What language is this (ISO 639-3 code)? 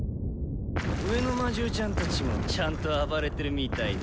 jpn